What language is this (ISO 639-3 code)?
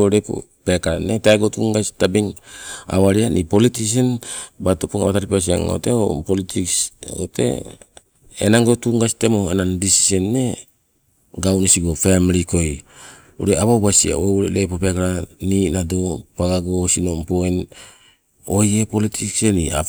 nco